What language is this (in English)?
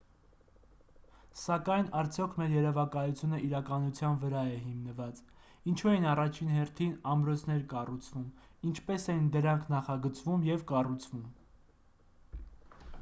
Armenian